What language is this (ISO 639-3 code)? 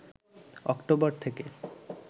ben